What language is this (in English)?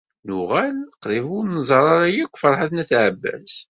Kabyle